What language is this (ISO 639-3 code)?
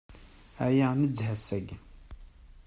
kab